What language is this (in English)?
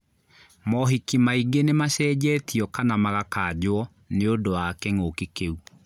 Kikuyu